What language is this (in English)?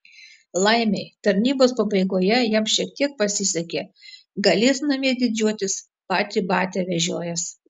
Lithuanian